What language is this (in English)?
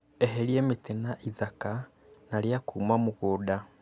Kikuyu